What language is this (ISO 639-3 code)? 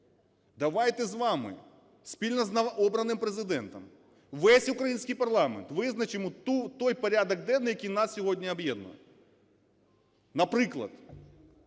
ukr